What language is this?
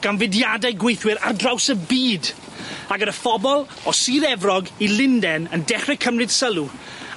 Welsh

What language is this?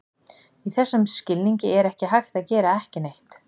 Icelandic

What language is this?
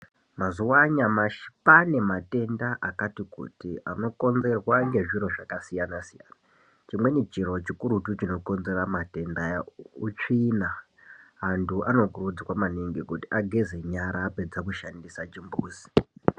Ndau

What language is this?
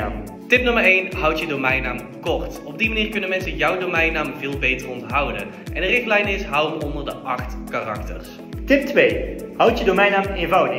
Dutch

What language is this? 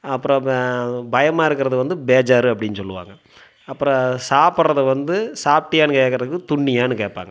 Tamil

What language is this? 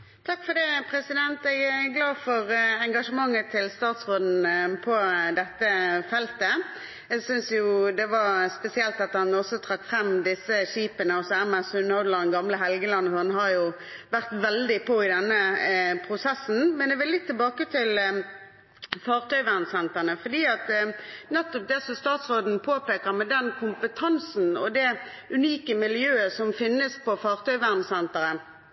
Norwegian Bokmål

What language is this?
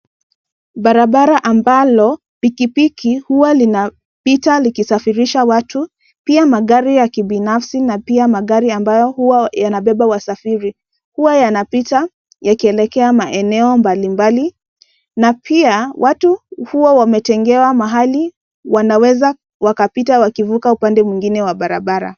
Swahili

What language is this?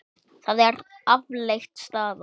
Icelandic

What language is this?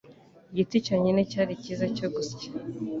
Kinyarwanda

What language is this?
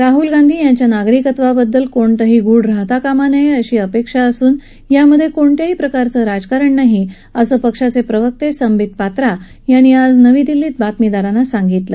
Marathi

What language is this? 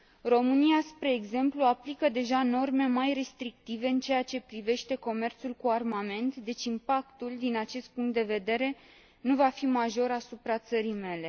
Romanian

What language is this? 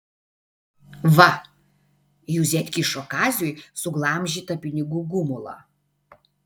Lithuanian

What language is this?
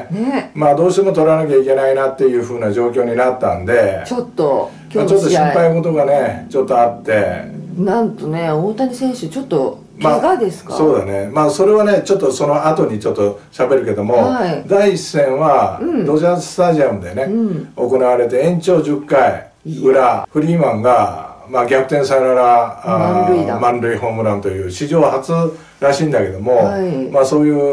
Japanese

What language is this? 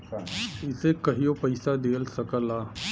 Bhojpuri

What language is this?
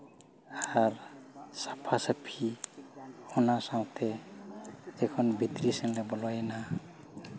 Santali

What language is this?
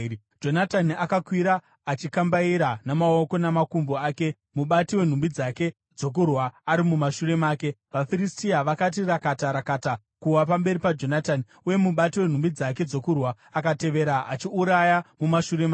Shona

